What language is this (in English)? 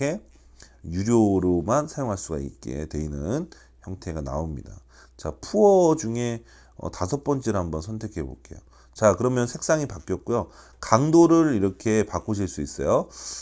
Korean